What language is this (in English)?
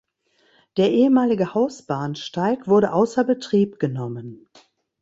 German